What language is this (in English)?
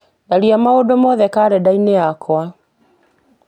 Kikuyu